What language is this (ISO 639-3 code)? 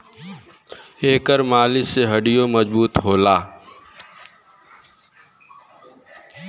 bho